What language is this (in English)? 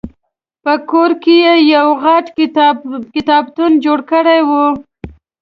Pashto